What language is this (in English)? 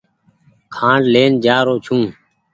Goaria